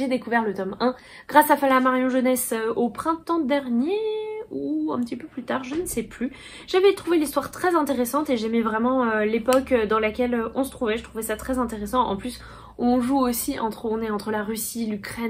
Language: French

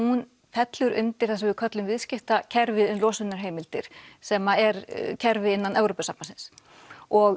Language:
Icelandic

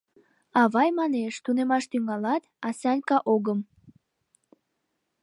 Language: Mari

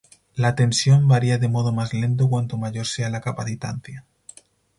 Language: Spanish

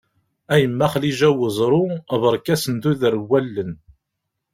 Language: Kabyle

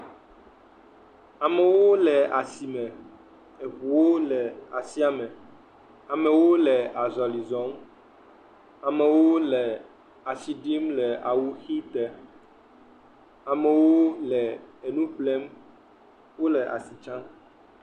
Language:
Ewe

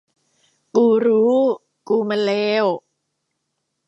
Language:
Thai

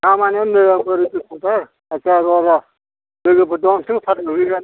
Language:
Bodo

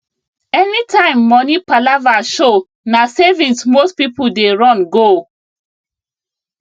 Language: Nigerian Pidgin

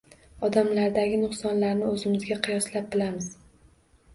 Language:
Uzbek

